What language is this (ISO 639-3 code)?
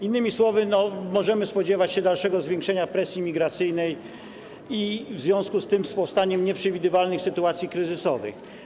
pol